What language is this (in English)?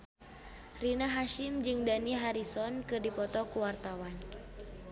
Sundanese